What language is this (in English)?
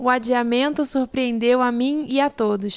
Portuguese